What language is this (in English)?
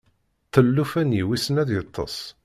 Kabyle